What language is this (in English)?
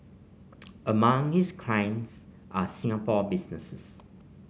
English